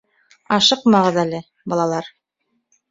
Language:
Bashkir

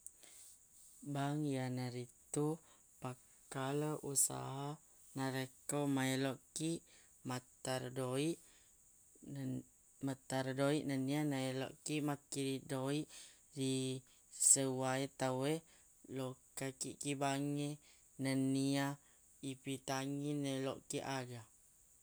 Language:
Buginese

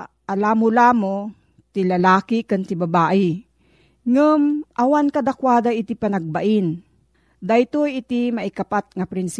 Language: Filipino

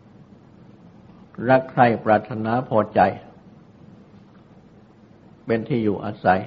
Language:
Thai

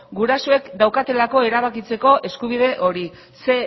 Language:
Basque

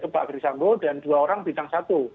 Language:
Indonesian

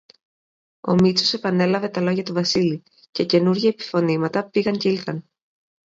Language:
Greek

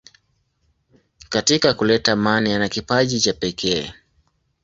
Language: Swahili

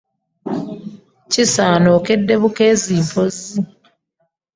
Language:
Ganda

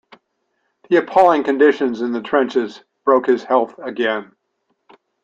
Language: English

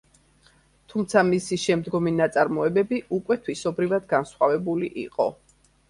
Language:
Georgian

